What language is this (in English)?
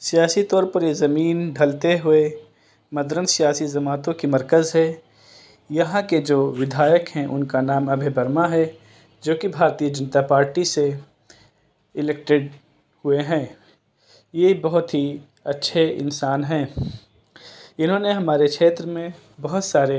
Urdu